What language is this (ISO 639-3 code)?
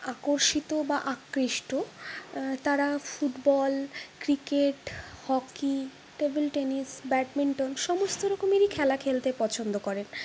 ben